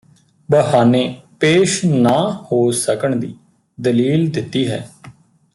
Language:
Punjabi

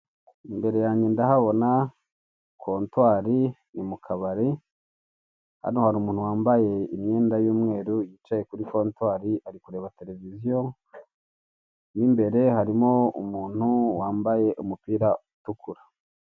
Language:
Kinyarwanda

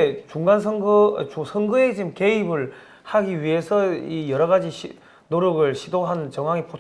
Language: Korean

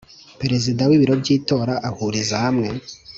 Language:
Kinyarwanda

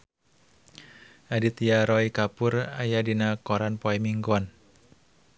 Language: Sundanese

